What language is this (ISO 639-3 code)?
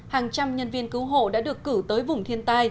vie